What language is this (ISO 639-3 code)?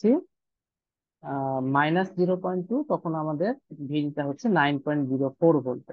ben